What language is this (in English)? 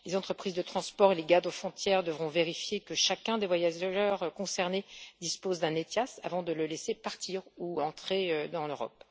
French